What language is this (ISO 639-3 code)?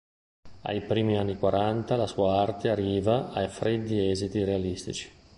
ita